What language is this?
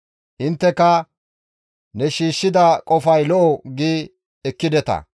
Gamo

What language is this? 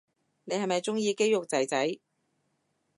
Cantonese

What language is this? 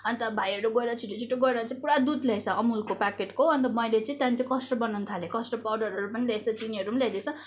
Nepali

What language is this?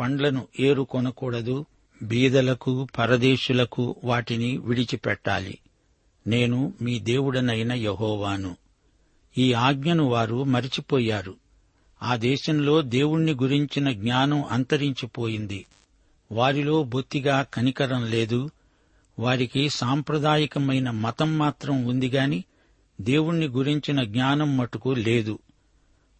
Telugu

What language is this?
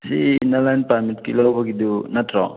Manipuri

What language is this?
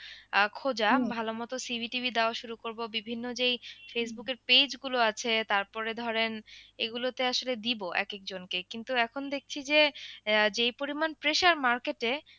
Bangla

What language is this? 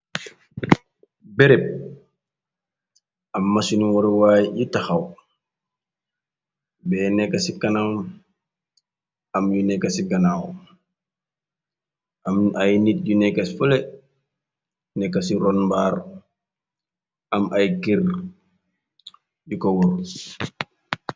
Wolof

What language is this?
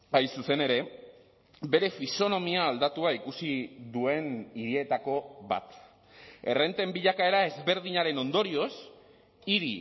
Basque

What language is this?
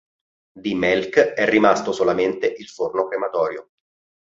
Italian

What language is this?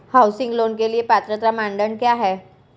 Hindi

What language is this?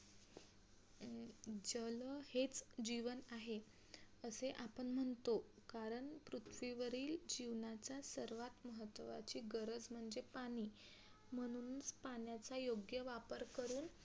Marathi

